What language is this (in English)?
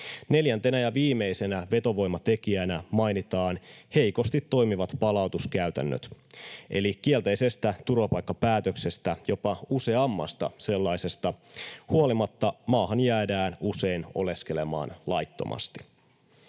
Finnish